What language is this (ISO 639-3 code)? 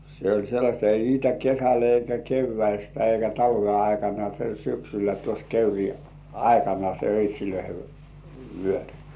fin